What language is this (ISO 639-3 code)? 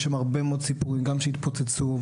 heb